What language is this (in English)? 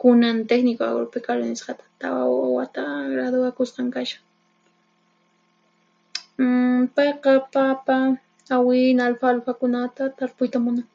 Puno Quechua